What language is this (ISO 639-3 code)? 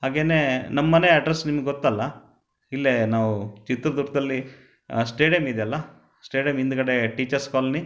kan